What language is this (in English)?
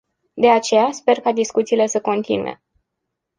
Romanian